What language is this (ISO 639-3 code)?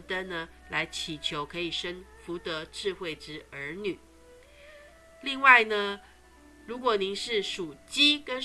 zho